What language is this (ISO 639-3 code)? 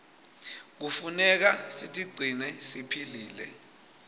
ssw